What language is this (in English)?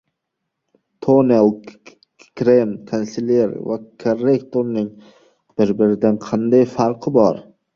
Uzbek